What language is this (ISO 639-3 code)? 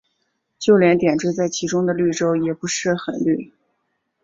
zho